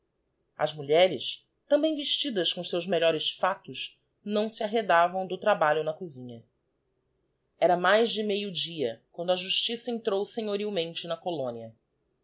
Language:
Portuguese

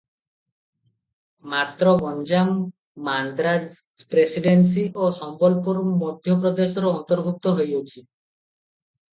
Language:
Odia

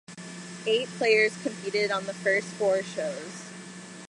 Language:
English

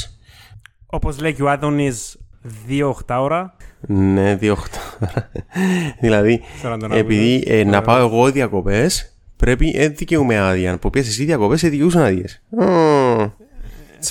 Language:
Greek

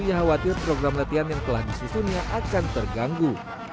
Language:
Indonesian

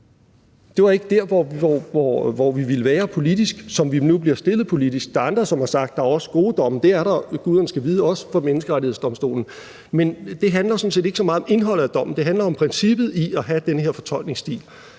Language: Danish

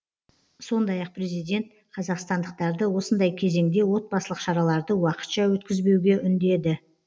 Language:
Kazakh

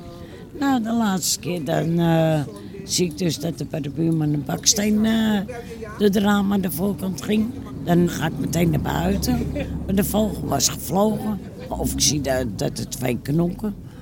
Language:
Dutch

